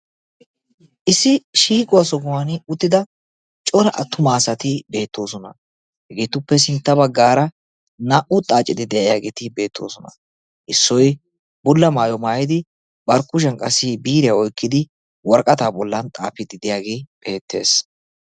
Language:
Wolaytta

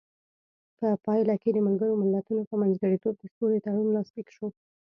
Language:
Pashto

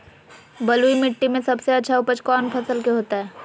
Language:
Magahi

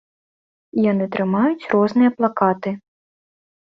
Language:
Belarusian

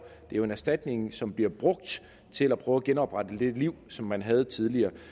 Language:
Danish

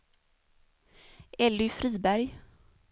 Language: Swedish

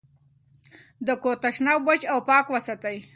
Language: Pashto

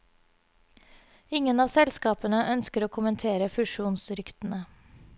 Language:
Norwegian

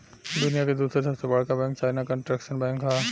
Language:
Bhojpuri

